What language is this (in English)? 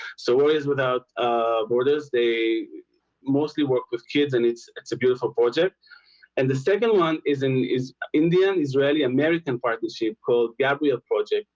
English